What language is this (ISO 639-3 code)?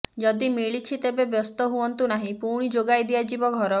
ori